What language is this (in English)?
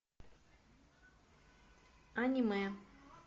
Russian